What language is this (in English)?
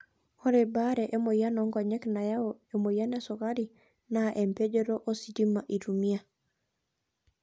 Masai